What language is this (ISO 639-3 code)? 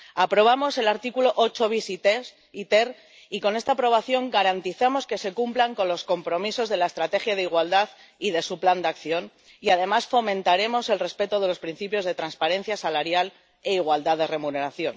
spa